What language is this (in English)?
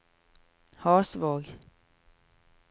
Norwegian